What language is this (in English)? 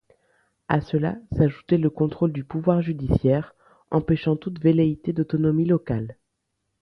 French